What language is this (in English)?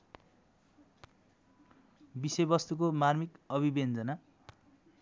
Nepali